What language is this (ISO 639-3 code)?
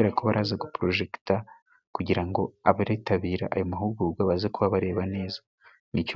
kin